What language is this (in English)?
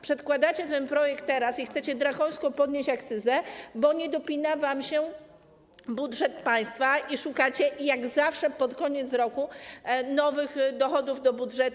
Polish